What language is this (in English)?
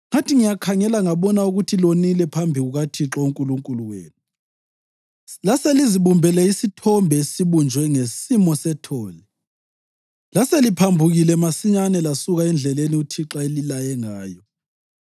North Ndebele